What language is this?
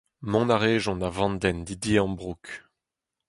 Breton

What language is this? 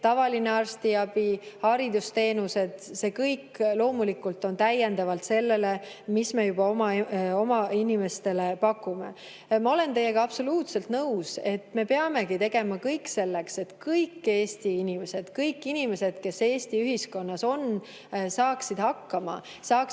Estonian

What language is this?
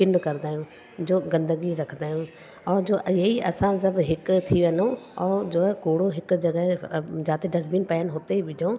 Sindhi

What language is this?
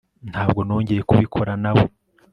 Kinyarwanda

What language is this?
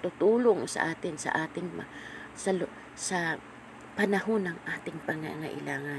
Filipino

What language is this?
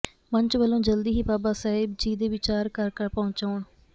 Punjabi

